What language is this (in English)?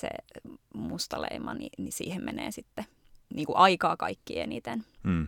Finnish